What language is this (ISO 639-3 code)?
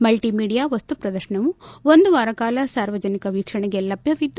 kan